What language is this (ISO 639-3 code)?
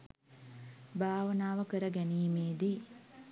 sin